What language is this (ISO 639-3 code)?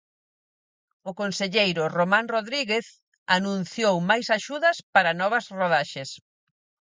glg